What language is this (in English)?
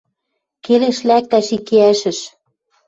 Western Mari